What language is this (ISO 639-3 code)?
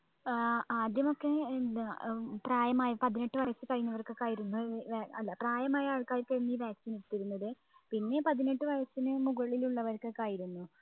mal